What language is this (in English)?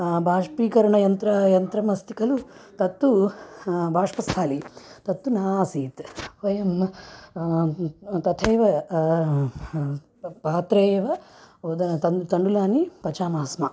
Sanskrit